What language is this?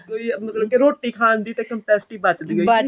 Punjabi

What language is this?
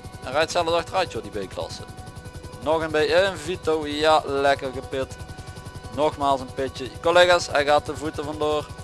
Dutch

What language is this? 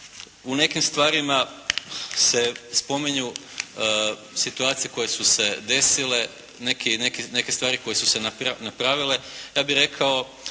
Croatian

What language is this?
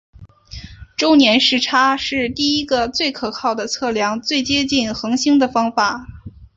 Chinese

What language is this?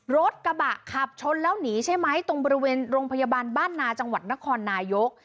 Thai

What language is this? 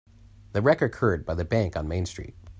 English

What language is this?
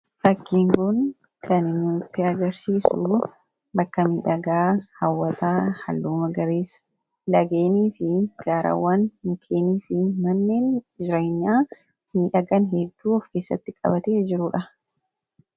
Oromo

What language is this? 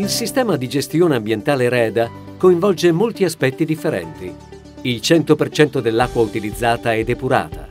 Italian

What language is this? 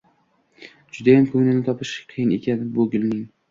Uzbek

